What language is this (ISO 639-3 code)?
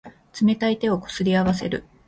jpn